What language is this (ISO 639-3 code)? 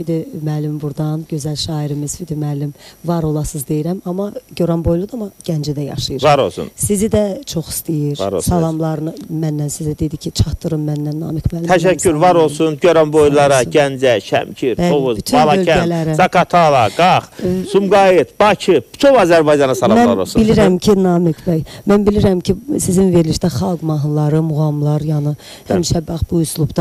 tur